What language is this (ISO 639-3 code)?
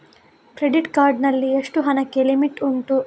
kan